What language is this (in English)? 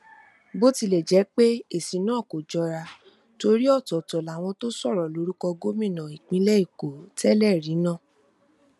Yoruba